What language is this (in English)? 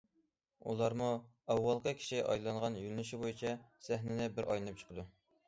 Uyghur